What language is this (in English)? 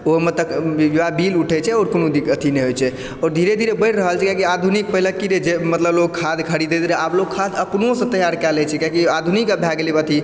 Maithili